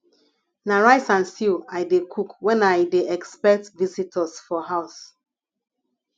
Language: Nigerian Pidgin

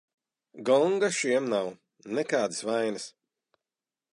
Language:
Latvian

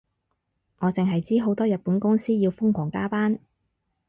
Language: Cantonese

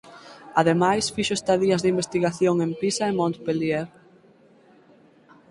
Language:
Galician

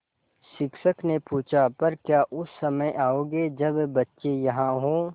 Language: Hindi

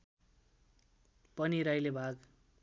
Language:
Nepali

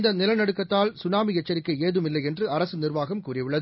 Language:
Tamil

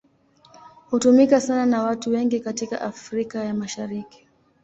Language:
Swahili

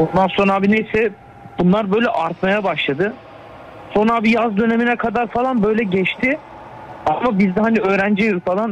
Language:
Turkish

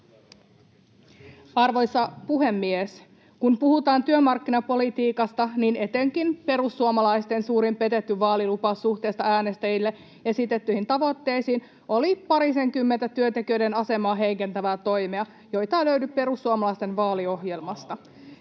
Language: Finnish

